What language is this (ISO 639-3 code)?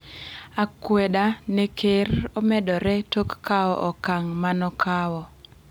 luo